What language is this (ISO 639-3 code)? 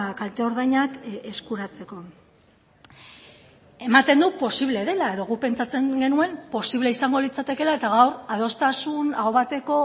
eus